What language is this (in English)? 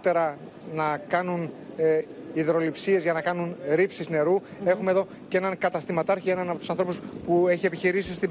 Greek